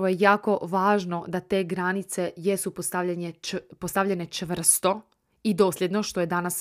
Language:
Croatian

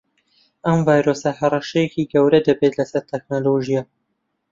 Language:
Central Kurdish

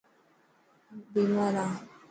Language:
Dhatki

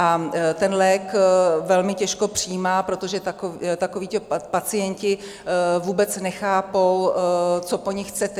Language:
Czech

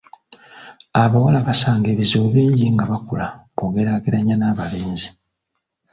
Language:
Ganda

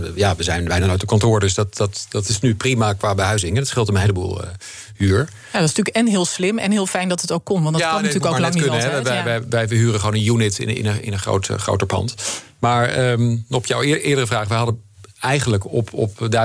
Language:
Dutch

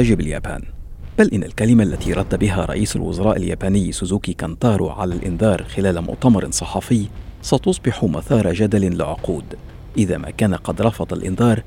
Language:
Arabic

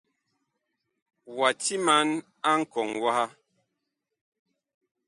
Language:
Bakoko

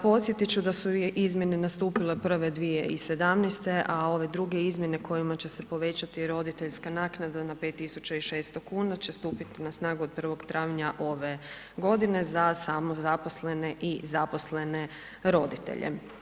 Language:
Croatian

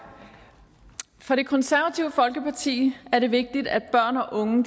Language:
Danish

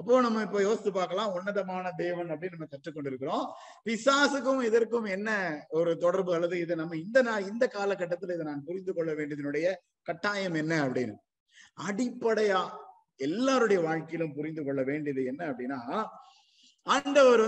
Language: Tamil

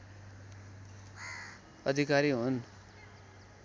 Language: Nepali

